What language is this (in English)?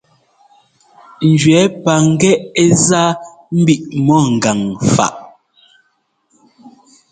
Ngomba